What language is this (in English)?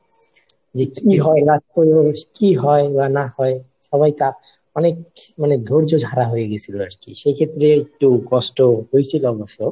Bangla